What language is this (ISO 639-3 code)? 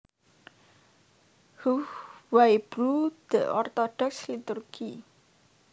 jav